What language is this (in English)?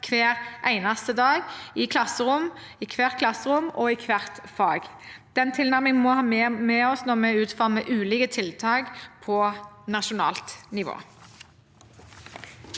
Norwegian